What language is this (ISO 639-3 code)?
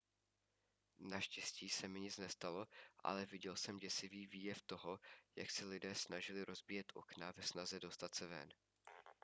ces